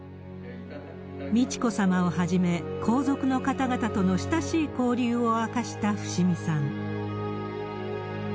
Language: Japanese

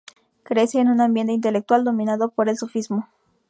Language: Spanish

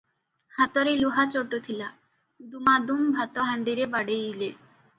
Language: Odia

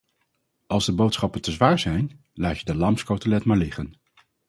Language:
Dutch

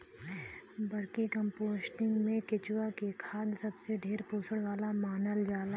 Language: Bhojpuri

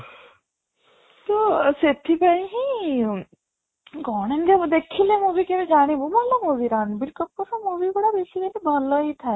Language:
Odia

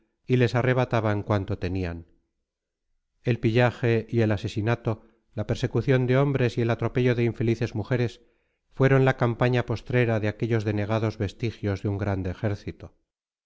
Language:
Spanish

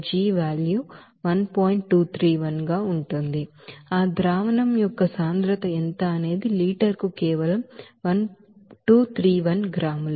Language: Telugu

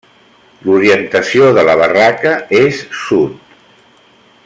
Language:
Catalan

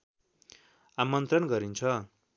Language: Nepali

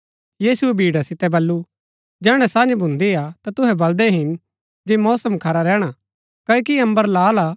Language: Gaddi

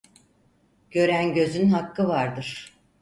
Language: Turkish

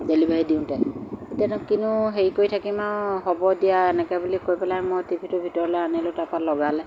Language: Assamese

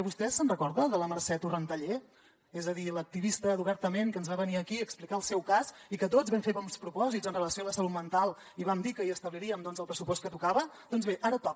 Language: Catalan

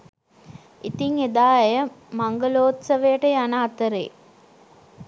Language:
Sinhala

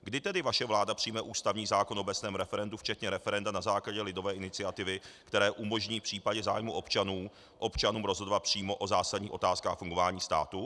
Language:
Czech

